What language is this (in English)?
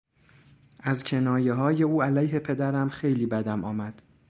Persian